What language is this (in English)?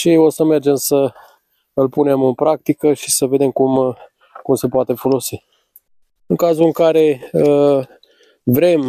Romanian